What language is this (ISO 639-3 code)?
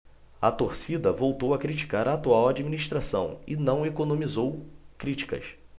por